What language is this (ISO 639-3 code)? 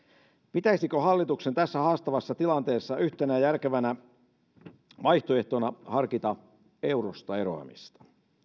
fin